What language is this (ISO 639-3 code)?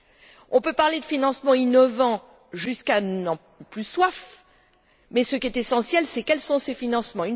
fra